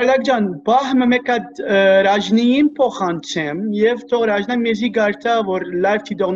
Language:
Turkish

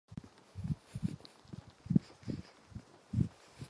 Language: Czech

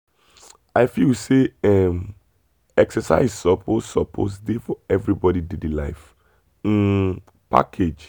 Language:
Nigerian Pidgin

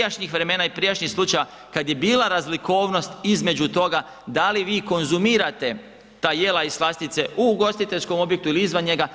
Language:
Croatian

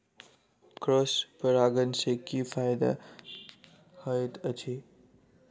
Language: Maithili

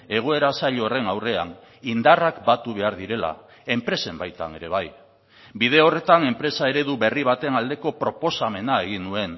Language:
Basque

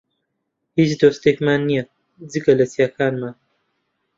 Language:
Central Kurdish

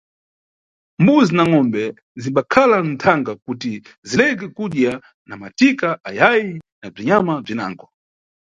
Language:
Nyungwe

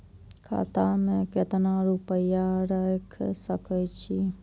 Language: Maithili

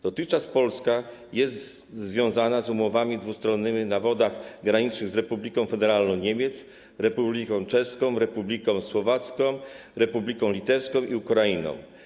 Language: Polish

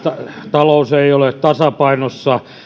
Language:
Finnish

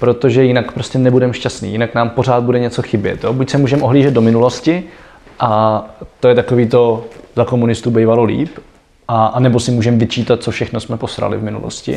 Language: Czech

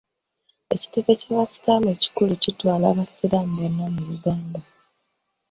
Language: Ganda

